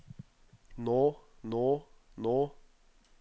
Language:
Norwegian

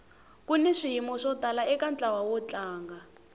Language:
Tsonga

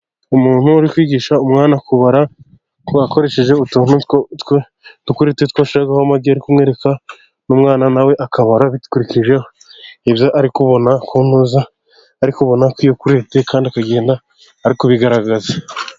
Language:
Kinyarwanda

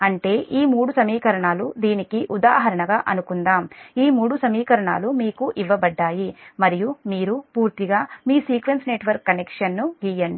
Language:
Telugu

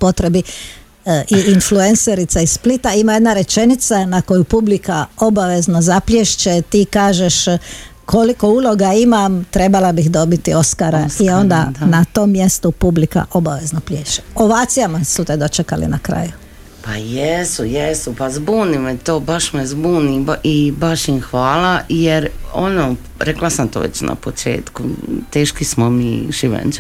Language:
Croatian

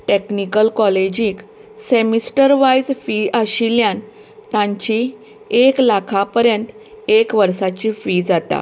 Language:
Konkani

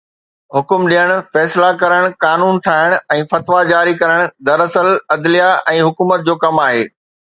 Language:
Sindhi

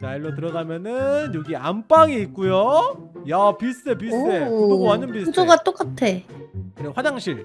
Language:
Korean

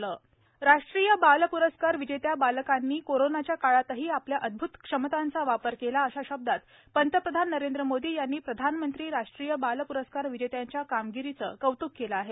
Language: Marathi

